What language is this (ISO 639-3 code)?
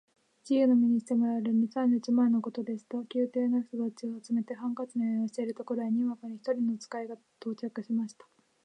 jpn